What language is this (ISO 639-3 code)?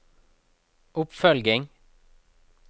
nor